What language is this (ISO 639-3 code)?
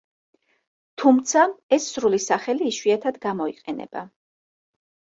kat